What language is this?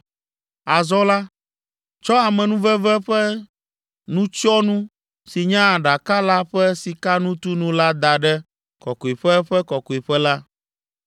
Ewe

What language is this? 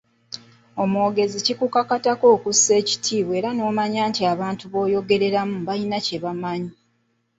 Ganda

